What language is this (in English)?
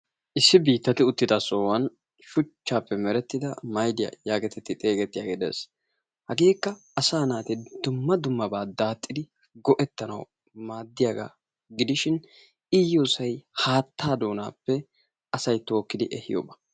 Wolaytta